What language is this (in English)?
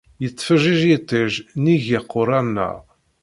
Kabyle